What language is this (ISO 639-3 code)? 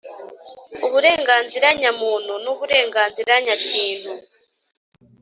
kin